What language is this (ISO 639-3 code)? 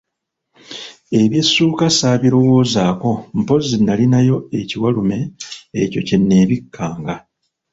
lug